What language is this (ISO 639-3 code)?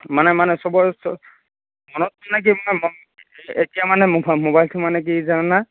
asm